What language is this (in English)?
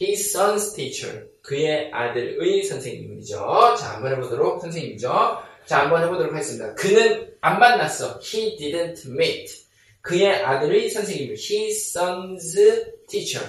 Korean